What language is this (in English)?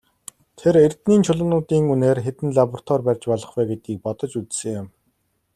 Mongolian